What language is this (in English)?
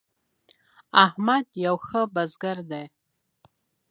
Pashto